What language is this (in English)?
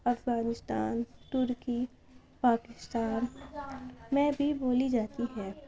Urdu